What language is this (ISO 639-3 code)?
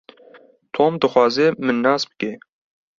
kur